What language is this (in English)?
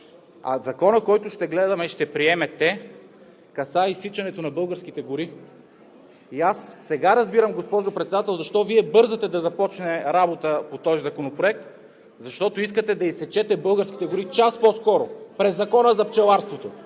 Bulgarian